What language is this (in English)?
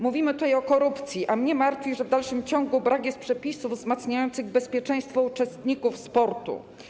Polish